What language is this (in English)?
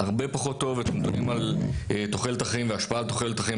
Hebrew